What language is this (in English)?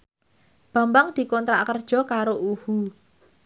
Javanese